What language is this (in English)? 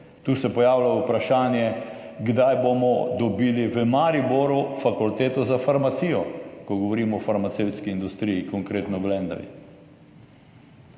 Slovenian